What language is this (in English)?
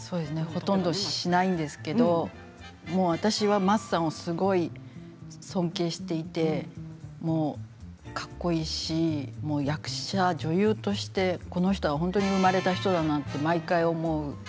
Japanese